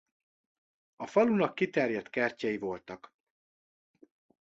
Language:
Hungarian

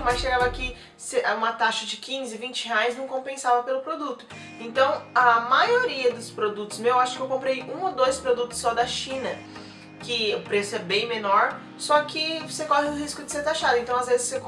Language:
Portuguese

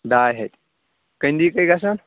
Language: Kashmiri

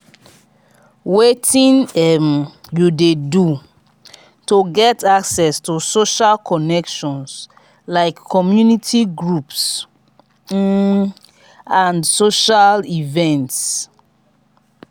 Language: Nigerian Pidgin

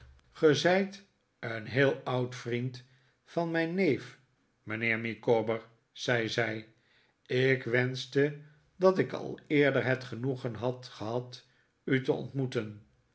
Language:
Dutch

